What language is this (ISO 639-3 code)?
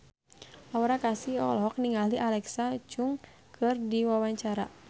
sun